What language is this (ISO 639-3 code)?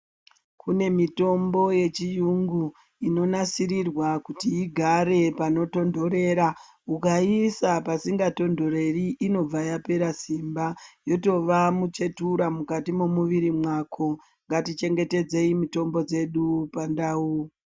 ndc